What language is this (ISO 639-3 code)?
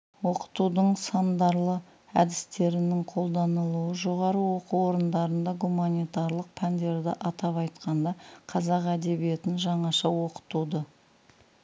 kaz